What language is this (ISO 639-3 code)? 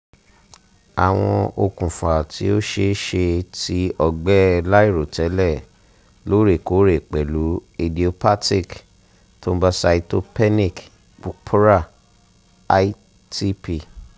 yor